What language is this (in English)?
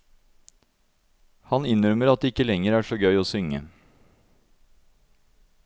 Norwegian